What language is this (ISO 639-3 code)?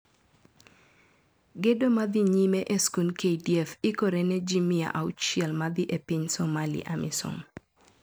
luo